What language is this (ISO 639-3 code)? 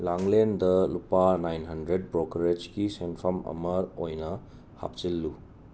mni